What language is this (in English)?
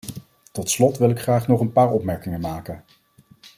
Dutch